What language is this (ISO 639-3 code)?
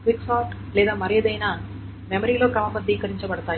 tel